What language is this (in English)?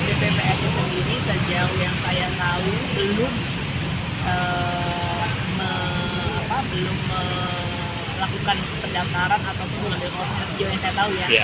Indonesian